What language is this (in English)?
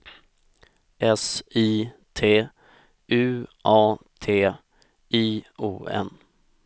Swedish